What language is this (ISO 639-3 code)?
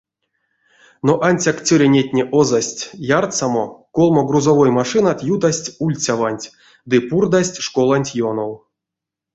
myv